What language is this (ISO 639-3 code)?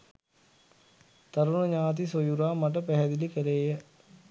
sin